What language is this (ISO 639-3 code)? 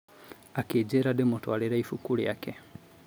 kik